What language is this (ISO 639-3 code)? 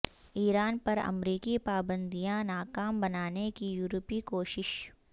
urd